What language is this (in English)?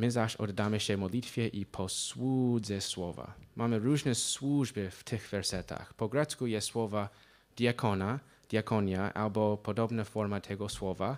Polish